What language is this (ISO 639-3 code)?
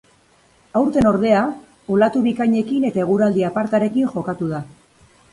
eus